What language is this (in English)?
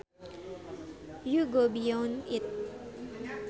Sundanese